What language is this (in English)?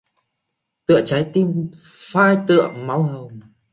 Vietnamese